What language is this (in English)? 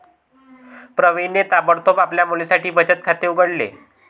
Marathi